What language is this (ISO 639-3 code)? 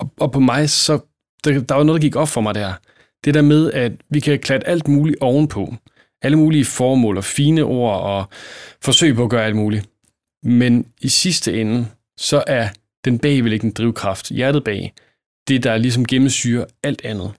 dan